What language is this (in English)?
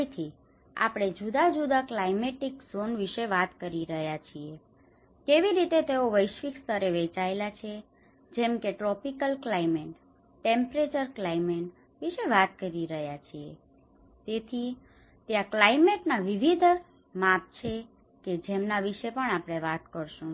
Gujarati